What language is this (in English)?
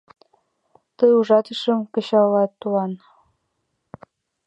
Mari